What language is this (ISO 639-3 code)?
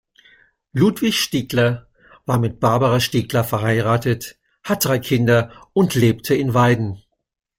deu